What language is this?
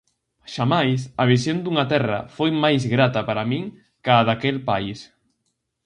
Galician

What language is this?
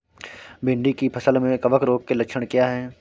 Hindi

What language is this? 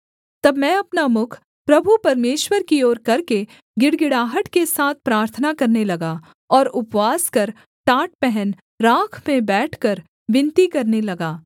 Hindi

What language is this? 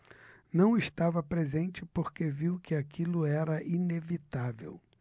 Portuguese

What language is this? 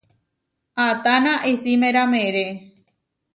Huarijio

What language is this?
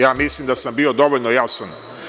Serbian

